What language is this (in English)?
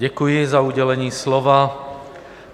Czech